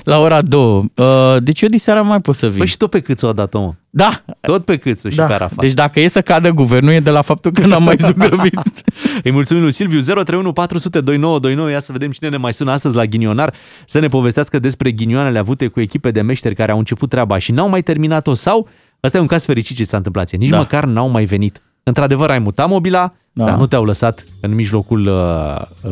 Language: Romanian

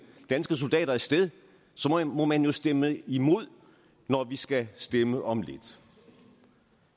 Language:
Danish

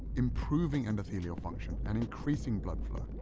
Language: English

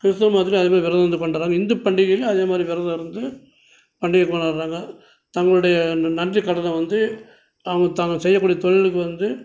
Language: Tamil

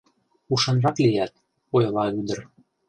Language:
Mari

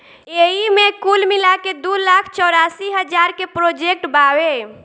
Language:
Bhojpuri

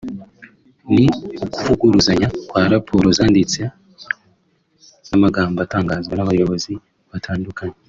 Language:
Kinyarwanda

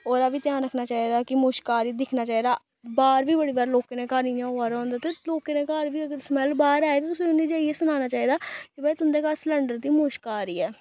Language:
Dogri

